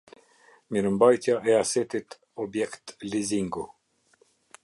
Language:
Albanian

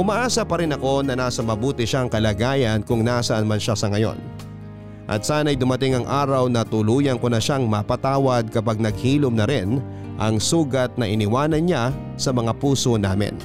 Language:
Filipino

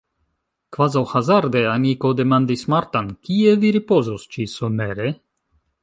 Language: Esperanto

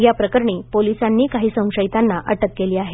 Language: Marathi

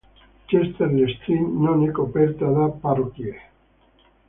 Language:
Italian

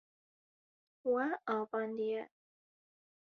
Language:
Kurdish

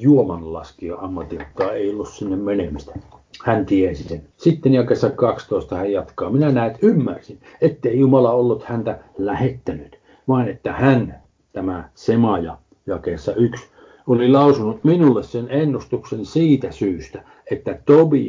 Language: Finnish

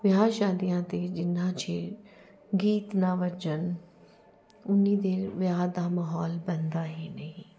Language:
Punjabi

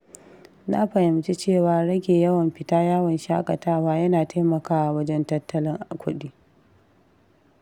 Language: Hausa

